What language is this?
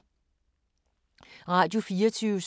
Danish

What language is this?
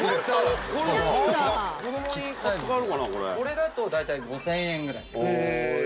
Japanese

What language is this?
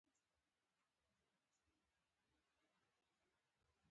Pashto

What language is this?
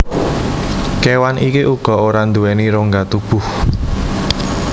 Javanese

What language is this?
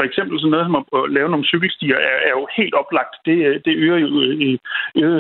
Danish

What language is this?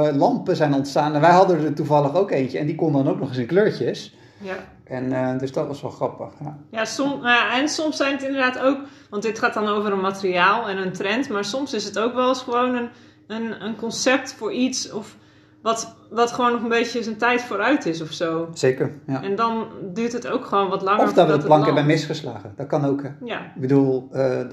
Dutch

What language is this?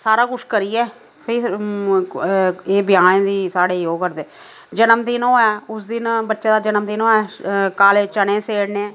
Dogri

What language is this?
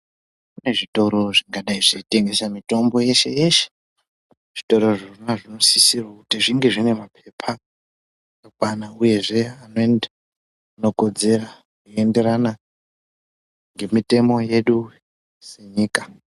Ndau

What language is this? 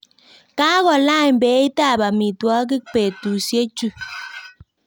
Kalenjin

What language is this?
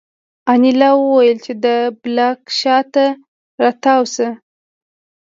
Pashto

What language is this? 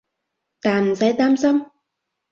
Cantonese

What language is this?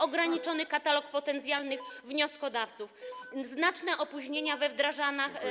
Polish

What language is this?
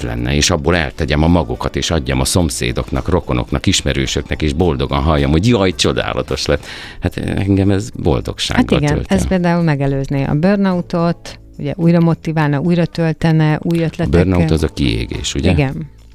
Hungarian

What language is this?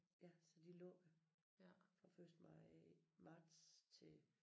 Danish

